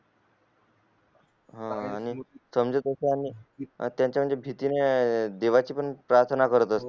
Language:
Marathi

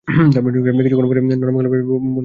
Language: Bangla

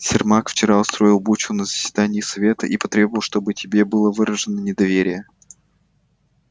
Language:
Russian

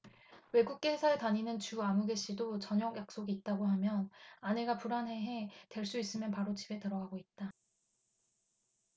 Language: Korean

